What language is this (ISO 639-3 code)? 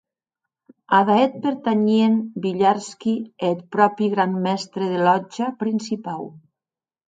oci